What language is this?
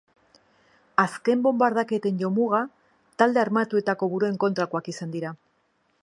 Basque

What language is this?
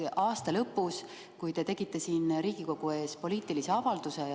Estonian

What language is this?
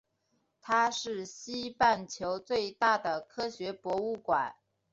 Chinese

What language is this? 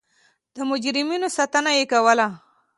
Pashto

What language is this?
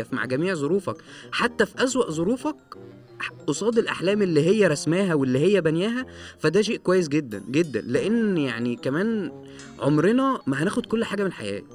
Arabic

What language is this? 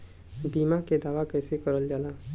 Bhojpuri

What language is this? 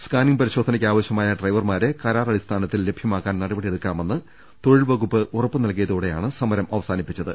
Malayalam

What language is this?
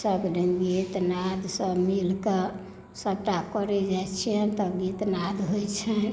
Maithili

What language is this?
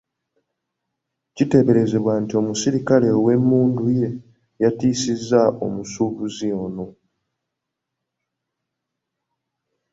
Ganda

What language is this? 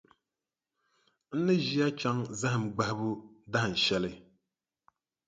Dagbani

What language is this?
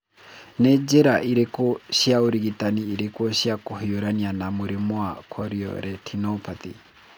Kikuyu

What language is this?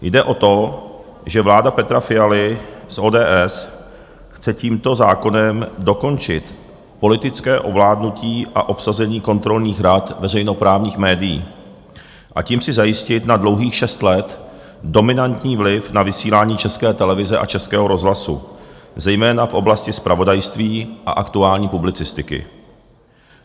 Czech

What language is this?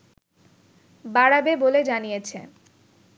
Bangla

